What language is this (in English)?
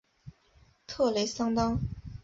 Chinese